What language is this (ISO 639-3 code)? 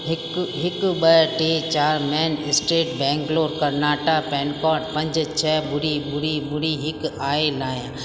snd